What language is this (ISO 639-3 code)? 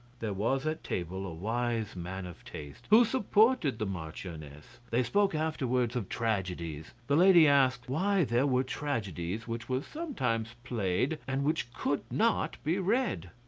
eng